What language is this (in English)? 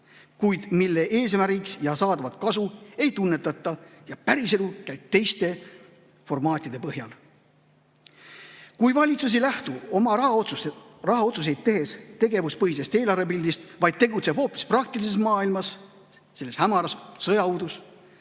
Estonian